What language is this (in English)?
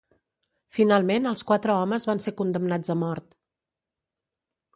Catalan